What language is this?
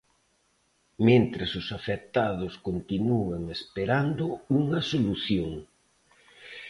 Galician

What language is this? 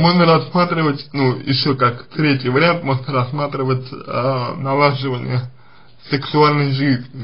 Russian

